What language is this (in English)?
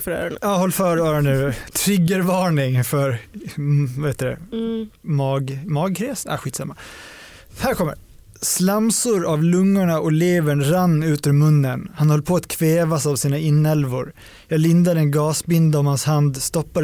Swedish